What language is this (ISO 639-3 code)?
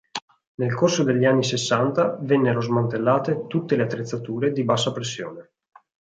ita